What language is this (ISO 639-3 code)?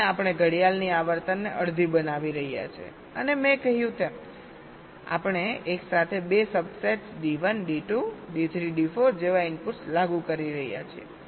guj